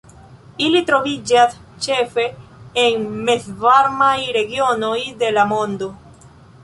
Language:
Esperanto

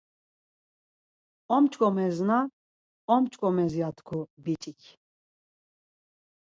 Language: Laz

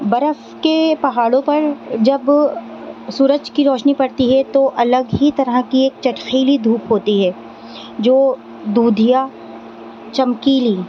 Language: Urdu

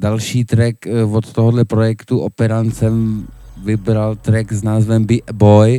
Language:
Czech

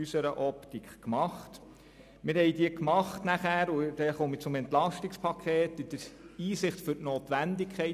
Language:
Swiss German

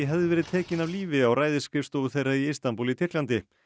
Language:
Icelandic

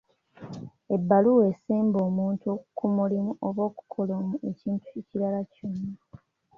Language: Ganda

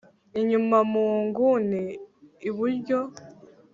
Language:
Kinyarwanda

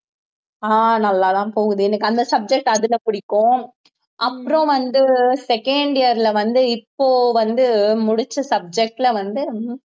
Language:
Tamil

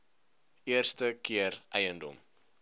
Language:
Afrikaans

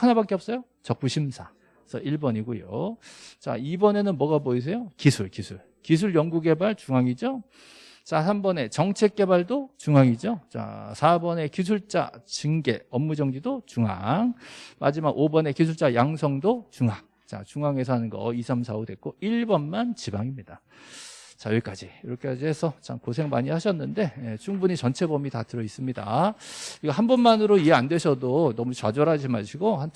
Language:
Korean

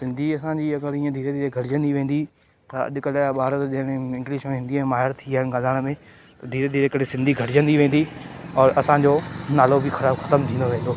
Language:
Sindhi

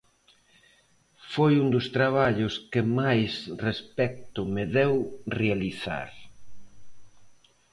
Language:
Galician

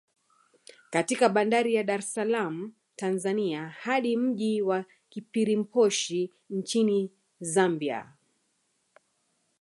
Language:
Swahili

